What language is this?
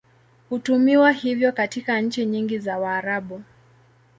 Swahili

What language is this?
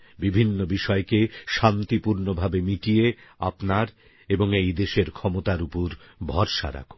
Bangla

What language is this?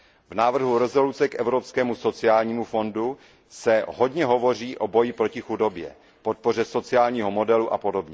Czech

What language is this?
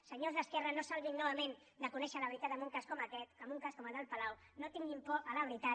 Catalan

